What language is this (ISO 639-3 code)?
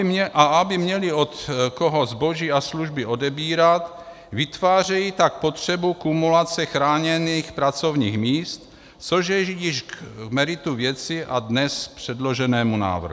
ces